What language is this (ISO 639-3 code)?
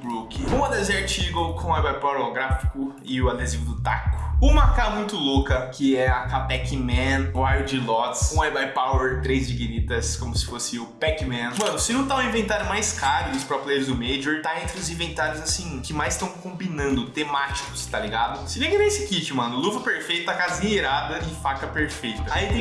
por